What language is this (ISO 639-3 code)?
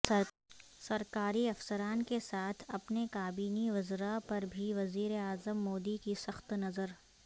urd